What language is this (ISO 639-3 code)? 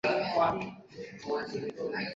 zho